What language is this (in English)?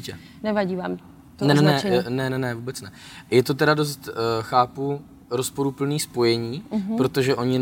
Czech